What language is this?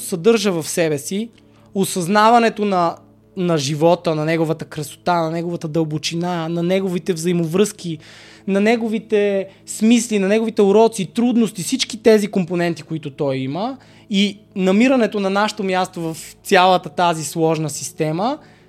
Bulgarian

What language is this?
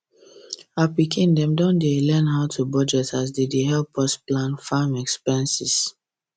Nigerian Pidgin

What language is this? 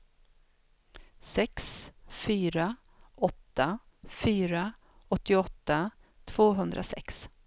Swedish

